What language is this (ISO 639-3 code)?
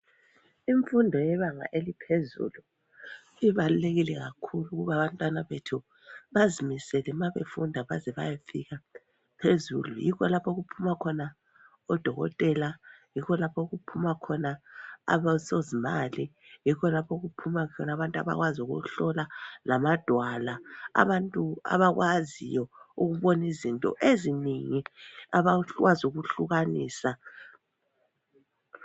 nde